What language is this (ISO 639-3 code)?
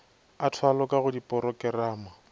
nso